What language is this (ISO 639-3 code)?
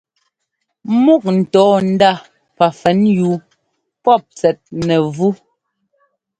jgo